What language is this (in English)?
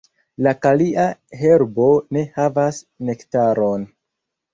Esperanto